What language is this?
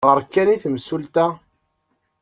Kabyle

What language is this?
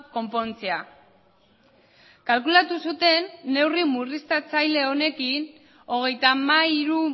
Basque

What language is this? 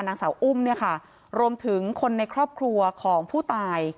Thai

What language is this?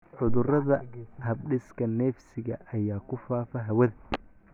Somali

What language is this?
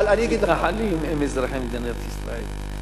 Hebrew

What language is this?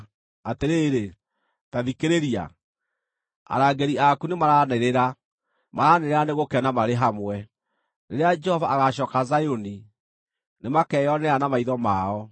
Kikuyu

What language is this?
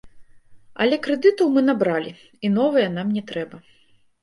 Belarusian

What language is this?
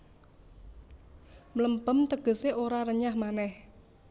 Javanese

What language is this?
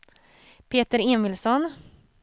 Swedish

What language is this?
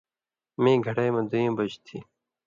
Indus Kohistani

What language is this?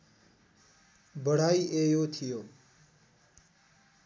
Nepali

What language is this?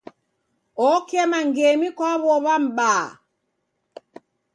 Taita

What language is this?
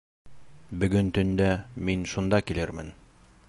Bashkir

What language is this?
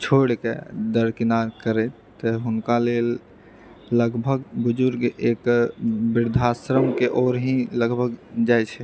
Maithili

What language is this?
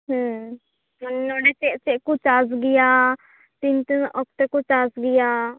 Santali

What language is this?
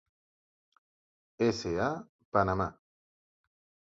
Catalan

